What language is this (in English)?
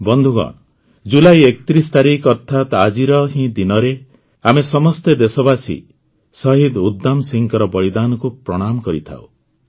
Odia